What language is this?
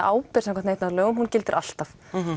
Icelandic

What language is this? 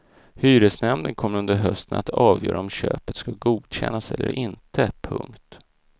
Swedish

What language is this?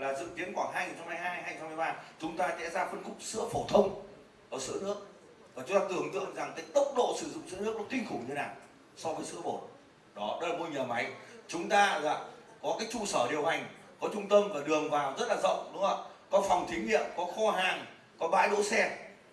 Vietnamese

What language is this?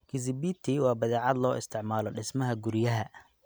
Somali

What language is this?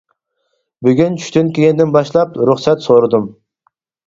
Uyghur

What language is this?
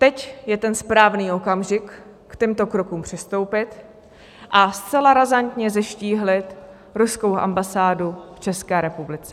Czech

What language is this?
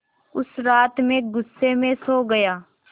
Hindi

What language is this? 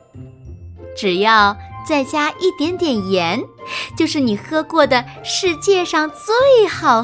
Chinese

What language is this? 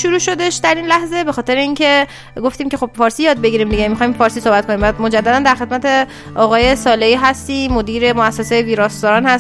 Persian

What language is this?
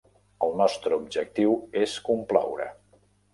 Catalan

